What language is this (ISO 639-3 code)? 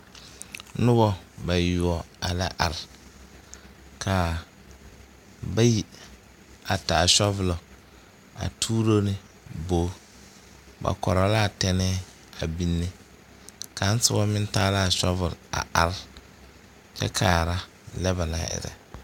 dga